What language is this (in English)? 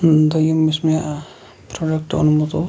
Kashmiri